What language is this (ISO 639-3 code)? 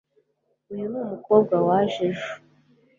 kin